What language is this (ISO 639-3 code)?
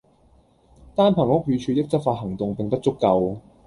yue